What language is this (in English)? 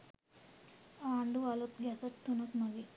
Sinhala